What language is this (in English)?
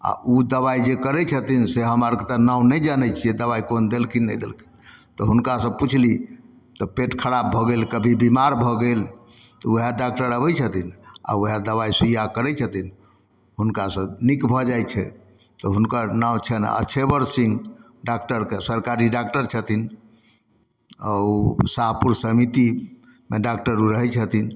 Maithili